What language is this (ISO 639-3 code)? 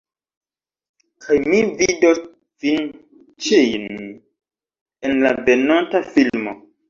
epo